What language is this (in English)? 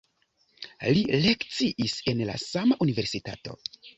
Esperanto